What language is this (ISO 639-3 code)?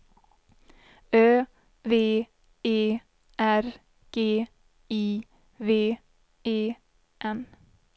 swe